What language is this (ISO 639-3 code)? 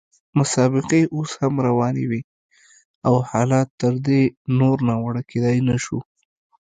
pus